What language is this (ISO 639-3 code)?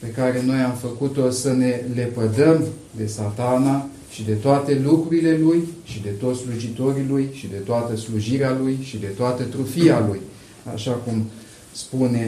ron